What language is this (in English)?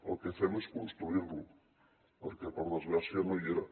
Catalan